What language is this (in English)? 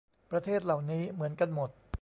Thai